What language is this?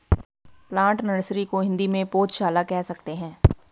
Hindi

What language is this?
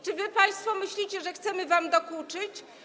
Polish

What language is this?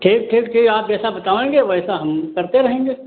Hindi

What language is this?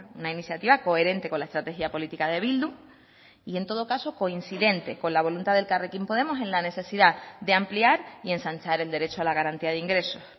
Spanish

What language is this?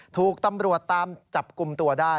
Thai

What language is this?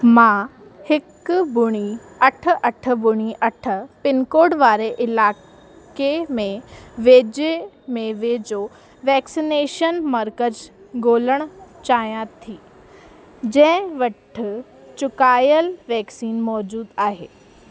Sindhi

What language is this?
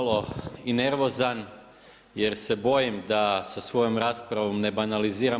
Croatian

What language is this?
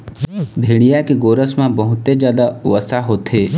Chhattisgarhi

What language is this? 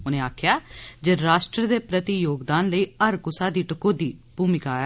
Dogri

